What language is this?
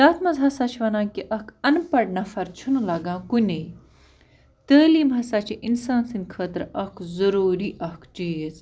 Kashmiri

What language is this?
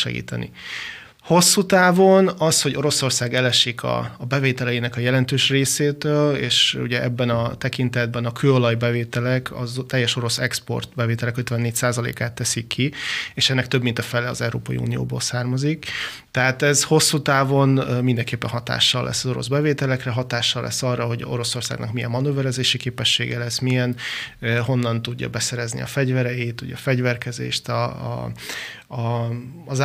Hungarian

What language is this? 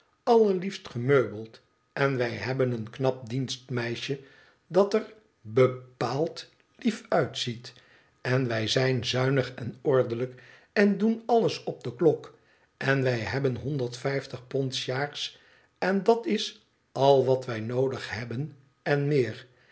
Dutch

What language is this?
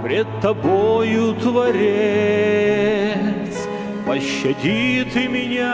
Russian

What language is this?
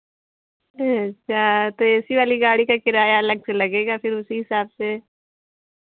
Hindi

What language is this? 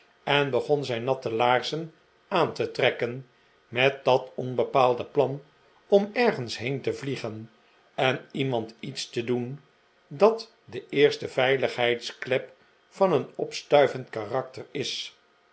Dutch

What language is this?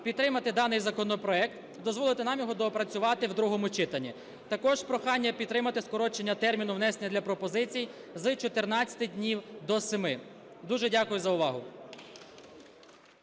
Ukrainian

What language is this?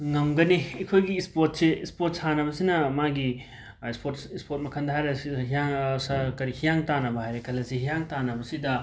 Manipuri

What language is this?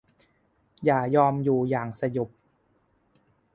Thai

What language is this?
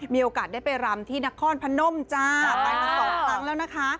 Thai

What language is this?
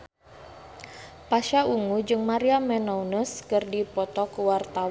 Sundanese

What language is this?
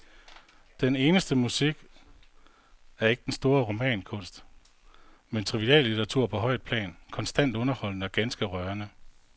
Danish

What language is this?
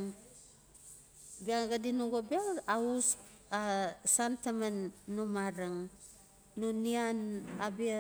Notsi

